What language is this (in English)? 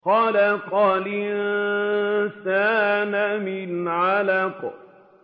Arabic